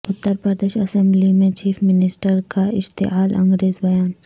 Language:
Urdu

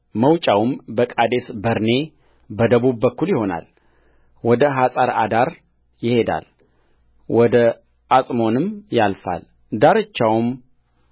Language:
Amharic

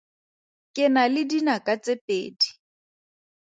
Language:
Tswana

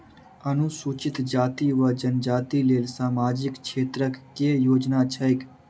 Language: Maithili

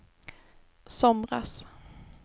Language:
Swedish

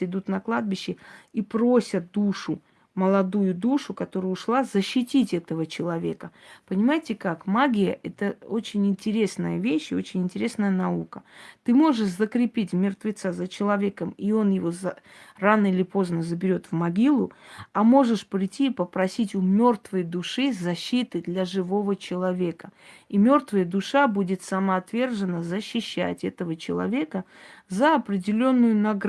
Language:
Russian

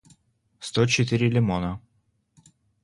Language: Russian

